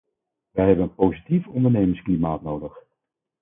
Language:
Dutch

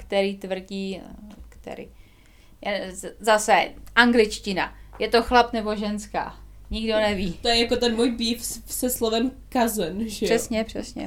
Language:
Czech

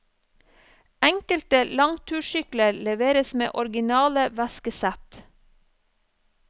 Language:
Norwegian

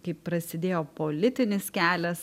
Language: Lithuanian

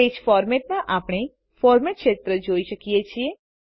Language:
Gujarati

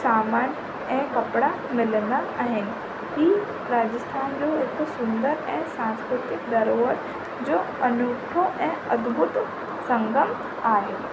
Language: Sindhi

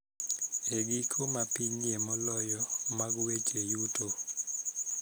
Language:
Luo (Kenya and Tanzania)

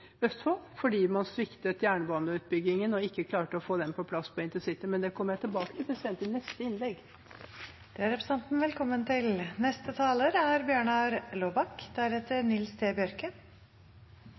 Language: Norwegian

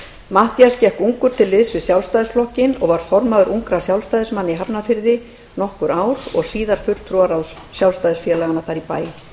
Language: Icelandic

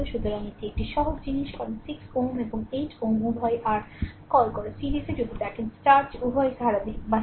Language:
Bangla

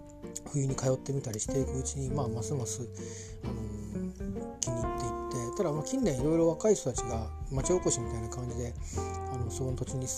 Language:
Japanese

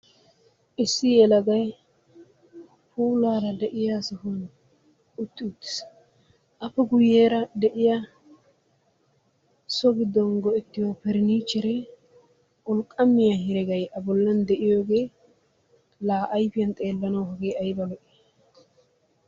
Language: Wolaytta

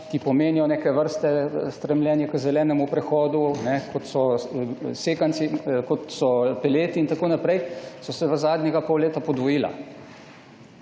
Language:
Slovenian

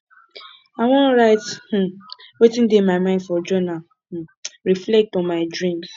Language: Nigerian Pidgin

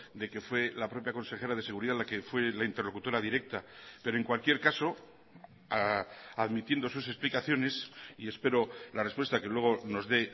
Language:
Spanish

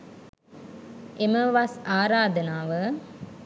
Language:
Sinhala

